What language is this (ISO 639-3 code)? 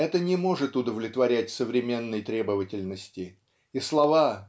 rus